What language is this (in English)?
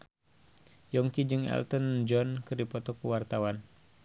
Sundanese